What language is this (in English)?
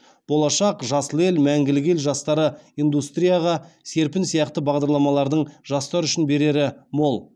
Kazakh